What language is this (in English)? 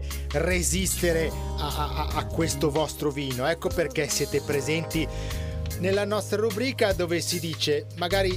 Italian